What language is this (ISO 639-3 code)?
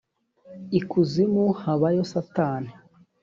kin